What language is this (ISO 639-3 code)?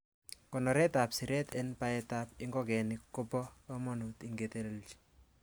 kln